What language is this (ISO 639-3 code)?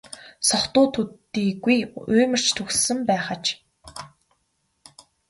mon